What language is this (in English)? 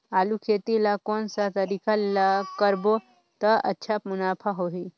Chhattisgarhi